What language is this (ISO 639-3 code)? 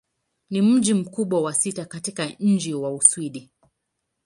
swa